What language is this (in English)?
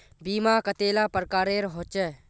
Magahi